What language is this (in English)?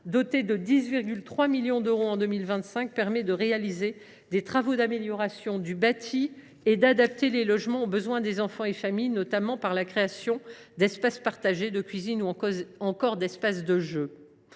French